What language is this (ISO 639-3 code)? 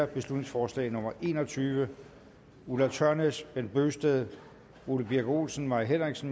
dan